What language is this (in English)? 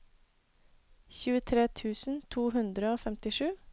Norwegian